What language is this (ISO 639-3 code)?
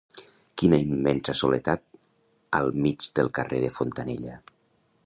cat